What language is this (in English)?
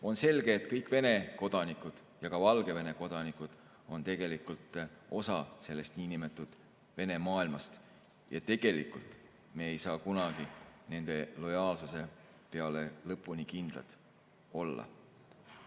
Estonian